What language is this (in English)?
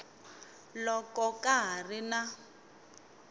Tsonga